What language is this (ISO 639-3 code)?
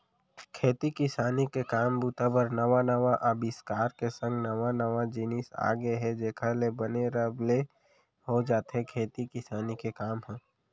hne